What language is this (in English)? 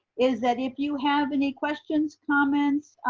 English